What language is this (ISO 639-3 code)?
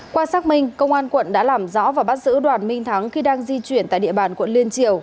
vie